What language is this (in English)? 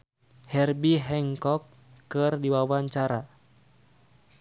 Sundanese